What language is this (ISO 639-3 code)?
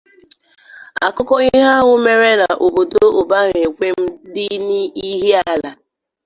ibo